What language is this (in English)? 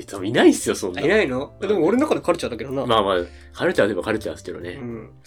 Japanese